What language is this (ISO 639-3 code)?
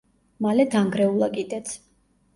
kat